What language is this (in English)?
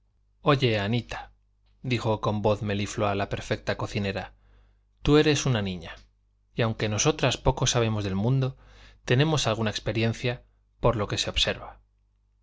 Spanish